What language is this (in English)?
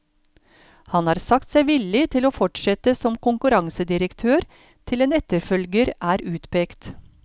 Norwegian